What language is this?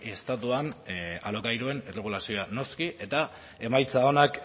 Basque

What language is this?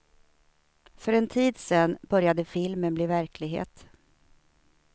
Swedish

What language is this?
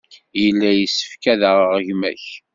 Kabyle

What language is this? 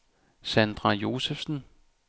Danish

